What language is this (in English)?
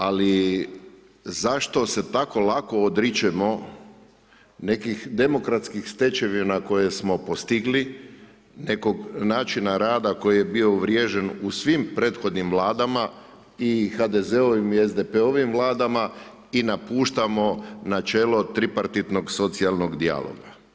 Croatian